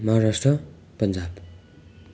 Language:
Nepali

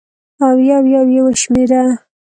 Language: Pashto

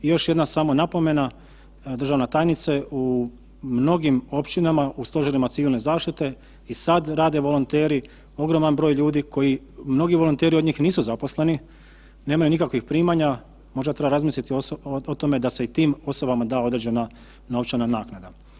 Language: Croatian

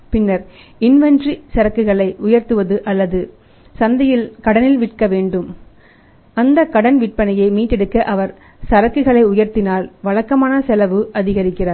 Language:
Tamil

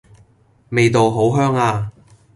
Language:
Cantonese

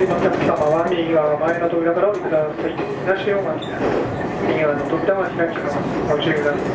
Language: Japanese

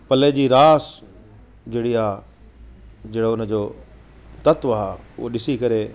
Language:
Sindhi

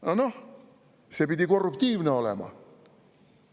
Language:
Estonian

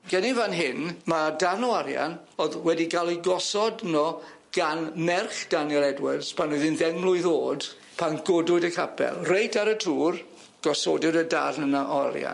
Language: Welsh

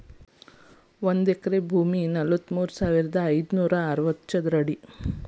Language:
Kannada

